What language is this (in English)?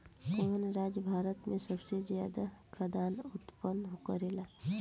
Bhojpuri